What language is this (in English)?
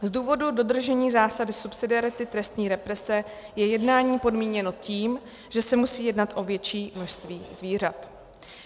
Czech